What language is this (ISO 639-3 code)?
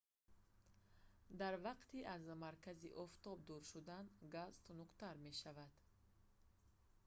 tgk